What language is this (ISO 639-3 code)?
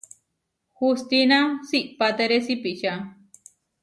var